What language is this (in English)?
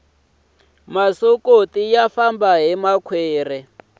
Tsonga